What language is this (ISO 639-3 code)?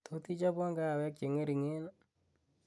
kln